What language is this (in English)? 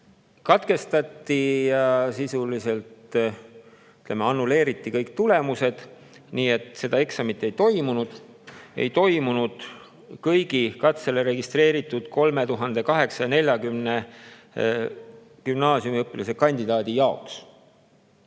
Estonian